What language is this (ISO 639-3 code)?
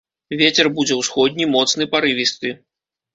bel